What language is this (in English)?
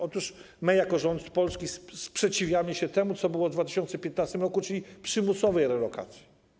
Polish